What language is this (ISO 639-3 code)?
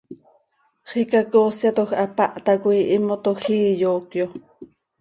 sei